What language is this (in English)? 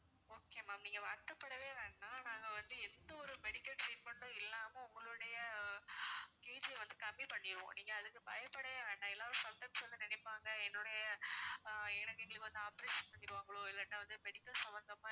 Tamil